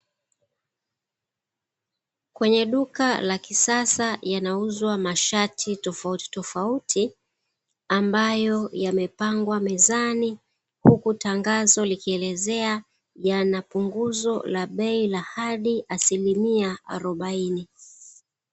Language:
Swahili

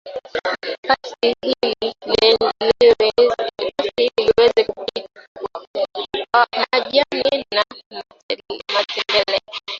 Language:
Swahili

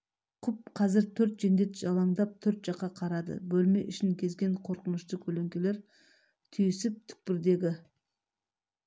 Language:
Kazakh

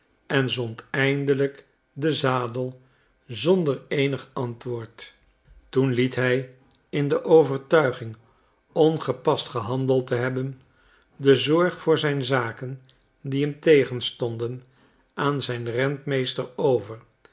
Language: Dutch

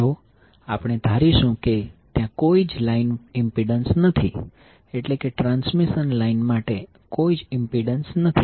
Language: Gujarati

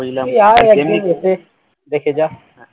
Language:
Bangla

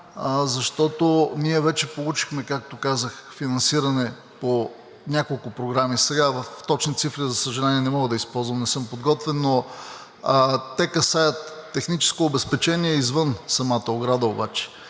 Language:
Bulgarian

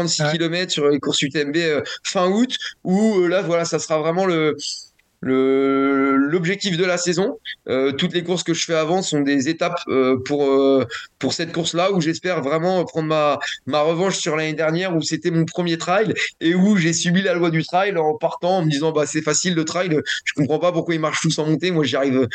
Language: French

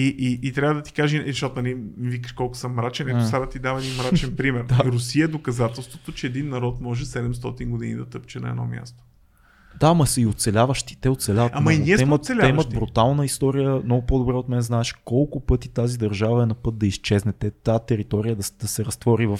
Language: Bulgarian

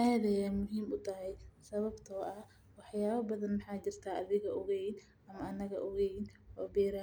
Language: Somali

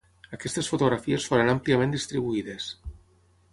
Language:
Catalan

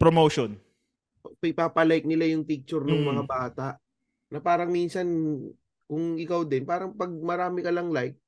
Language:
Filipino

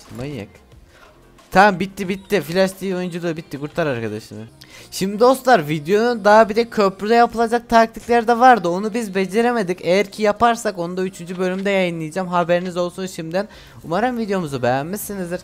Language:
Turkish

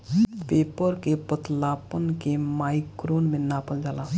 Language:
Bhojpuri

